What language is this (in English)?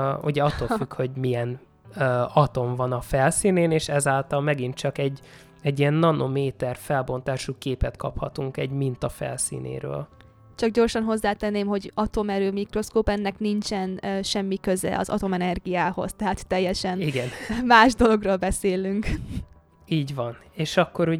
Hungarian